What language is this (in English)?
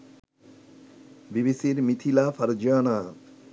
Bangla